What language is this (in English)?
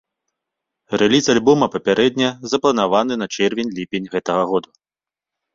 Belarusian